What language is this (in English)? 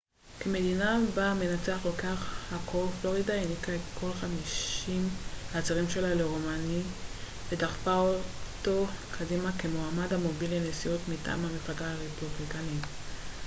Hebrew